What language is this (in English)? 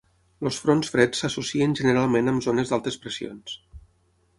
Catalan